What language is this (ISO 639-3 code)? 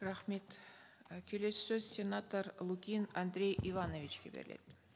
kaz